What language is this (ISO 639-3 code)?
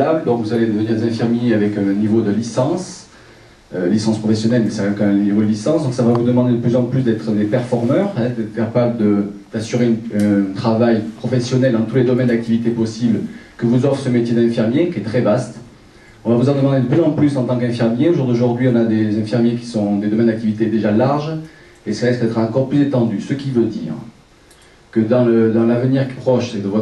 fra